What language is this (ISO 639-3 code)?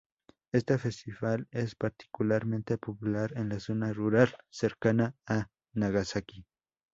spa